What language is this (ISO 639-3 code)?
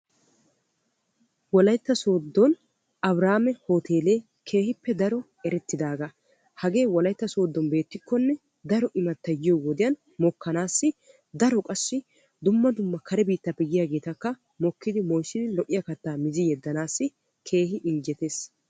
wal